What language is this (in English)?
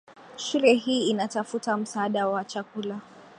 Swahili